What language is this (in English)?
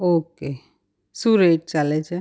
Gujarati